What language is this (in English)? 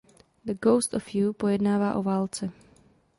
Czech